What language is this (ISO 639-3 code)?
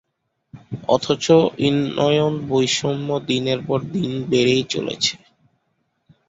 ben